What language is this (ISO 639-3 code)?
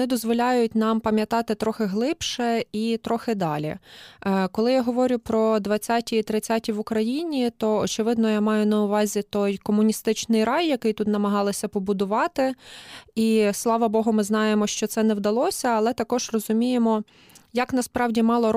ukr